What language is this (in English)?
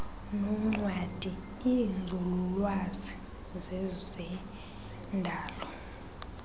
Xhosa